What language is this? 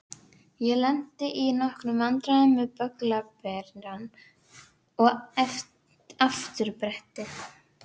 Icelandic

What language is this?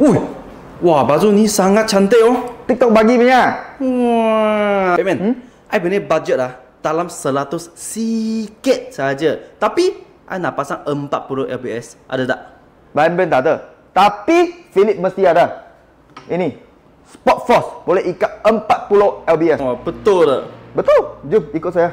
Malay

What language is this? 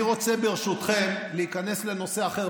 Hebrew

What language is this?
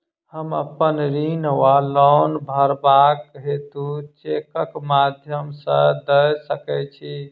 Maithili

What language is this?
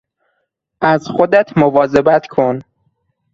Persian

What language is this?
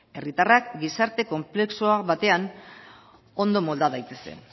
Basque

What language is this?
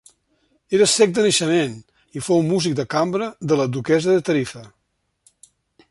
Catalan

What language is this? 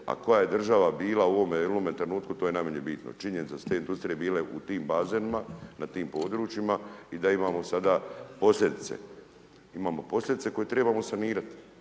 Croatian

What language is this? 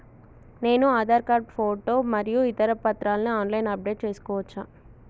Telugu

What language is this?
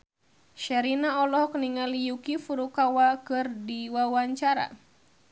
Sundanese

